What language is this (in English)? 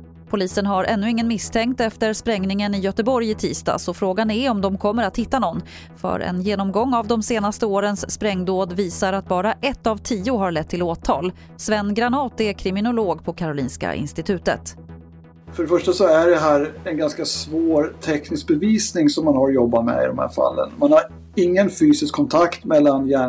Swedish